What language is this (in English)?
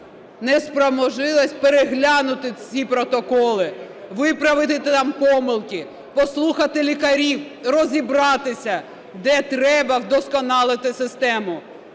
Ukrainian